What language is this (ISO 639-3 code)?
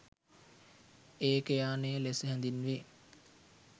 sin